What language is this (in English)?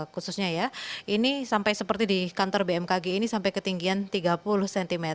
Indonesian